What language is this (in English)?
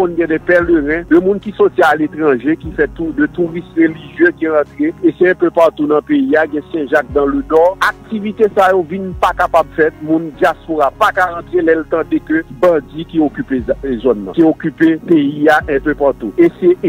French